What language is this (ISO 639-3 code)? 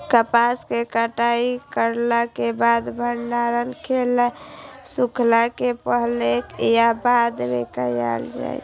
mai